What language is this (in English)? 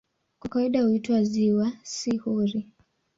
Swahili